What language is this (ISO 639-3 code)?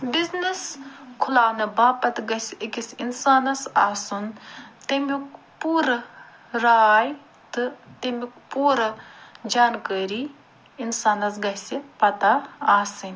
kas